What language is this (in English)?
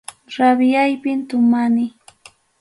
Ayacucho Quechua